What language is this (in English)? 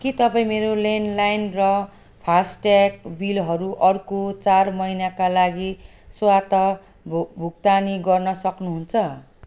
Nepali